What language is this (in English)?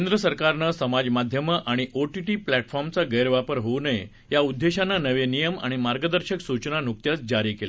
Marathi